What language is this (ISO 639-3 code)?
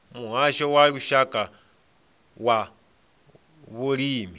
ven